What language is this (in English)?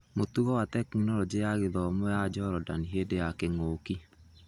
Kikuyu